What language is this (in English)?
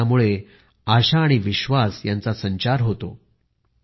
Marathi